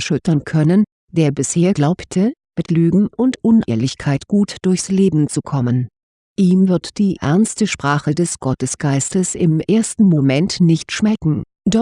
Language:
German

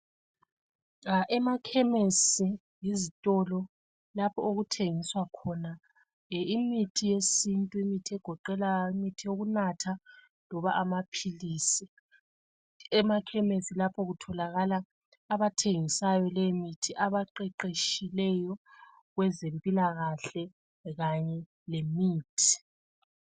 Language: North Ndebele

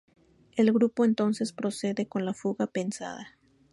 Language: Spanish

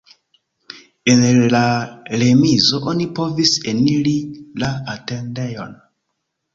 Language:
Esperanto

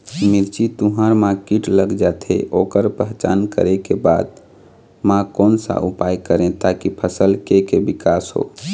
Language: Chhattisgarhi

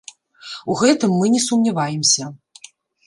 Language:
Belarusian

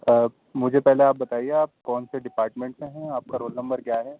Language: Urdu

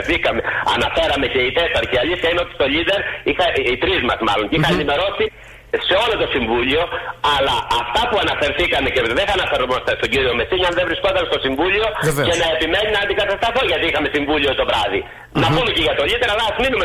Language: Greek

